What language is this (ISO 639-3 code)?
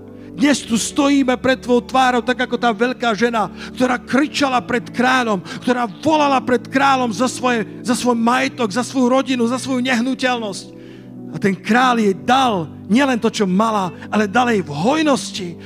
slk